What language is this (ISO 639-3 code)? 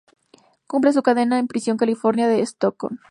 spa